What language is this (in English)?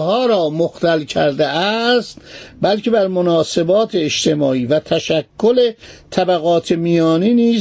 Persian